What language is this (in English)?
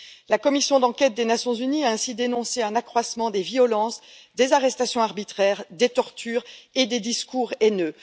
French